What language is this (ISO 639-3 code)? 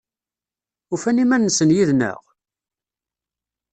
kab